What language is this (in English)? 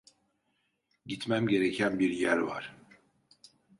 Turkish